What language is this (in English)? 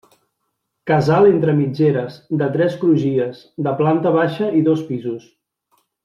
Catalan